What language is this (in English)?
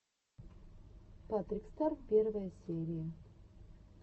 Russian